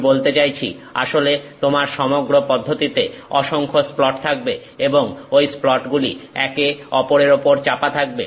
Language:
Bangla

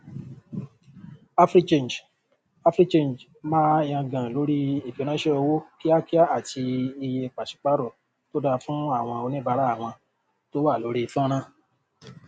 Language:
Yoruba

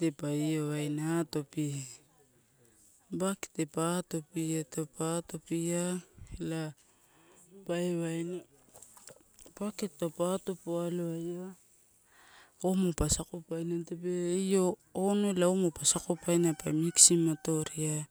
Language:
Torau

